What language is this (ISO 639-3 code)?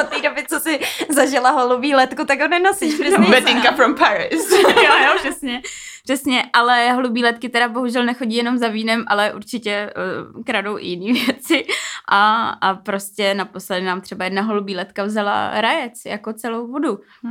ces